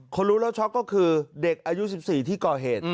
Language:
Thai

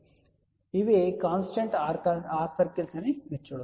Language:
Telugu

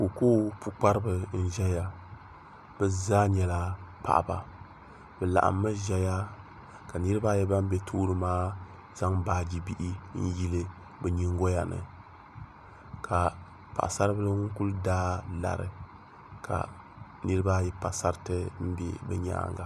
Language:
Dagbani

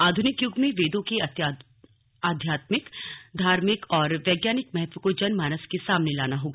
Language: Hindi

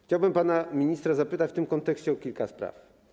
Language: Polish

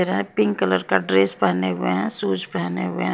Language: Hindi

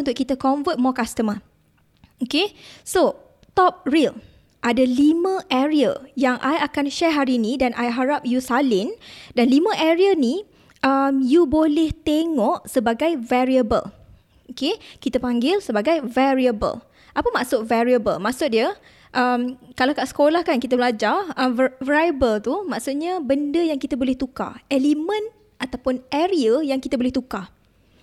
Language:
Malay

